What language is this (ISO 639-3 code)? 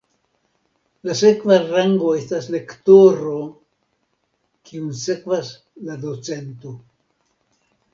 epo